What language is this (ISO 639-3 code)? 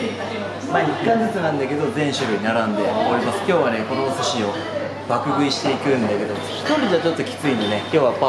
jpn